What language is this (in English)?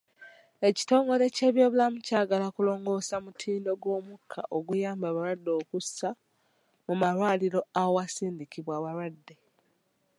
Ganda